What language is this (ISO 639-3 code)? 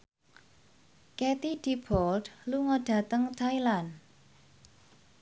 jav